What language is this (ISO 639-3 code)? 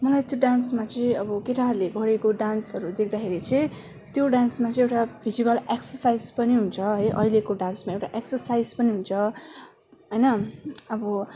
nep